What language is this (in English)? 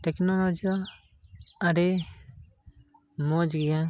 Santali